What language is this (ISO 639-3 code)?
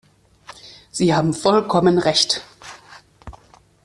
deu